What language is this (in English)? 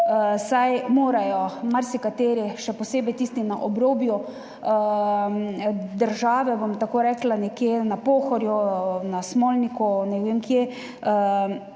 Slovenian